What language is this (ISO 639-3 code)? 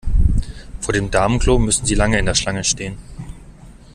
deu